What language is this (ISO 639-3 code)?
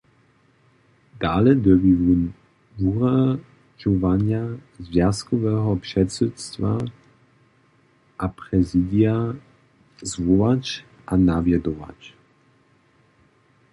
hsb